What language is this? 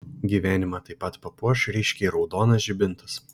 Lithuanian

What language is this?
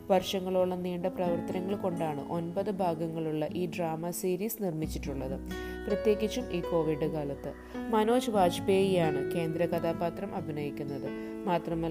Malayalam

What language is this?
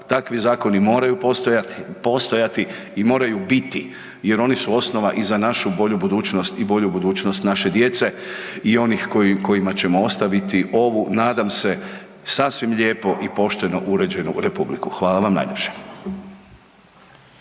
Croatian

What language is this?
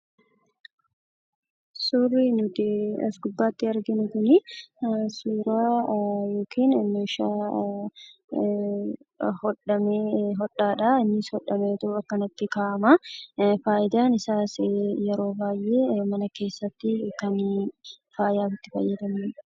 Oromo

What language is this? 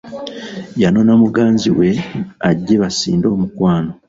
Ganda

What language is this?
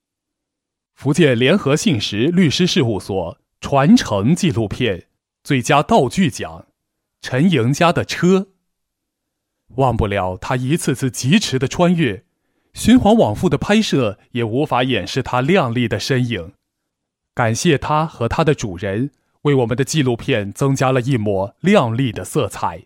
Chinese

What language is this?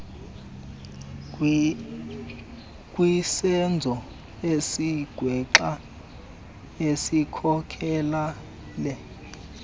Xhosa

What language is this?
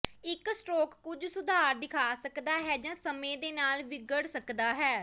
Punjabi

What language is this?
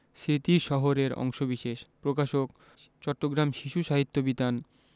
Bangla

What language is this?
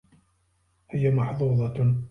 Arabic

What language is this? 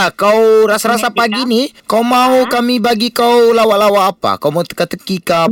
Malay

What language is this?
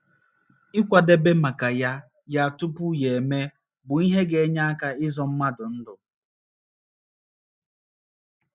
Igbo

